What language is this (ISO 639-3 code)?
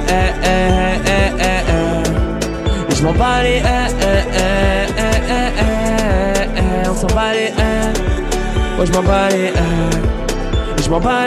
fra